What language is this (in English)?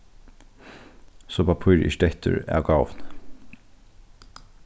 Faroese